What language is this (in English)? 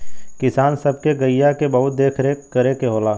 Bhojpuri